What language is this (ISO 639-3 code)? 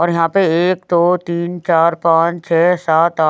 hin